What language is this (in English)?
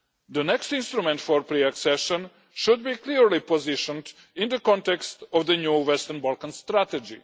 English